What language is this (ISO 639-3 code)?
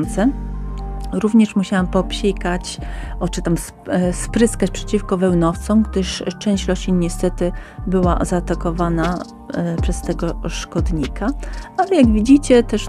pol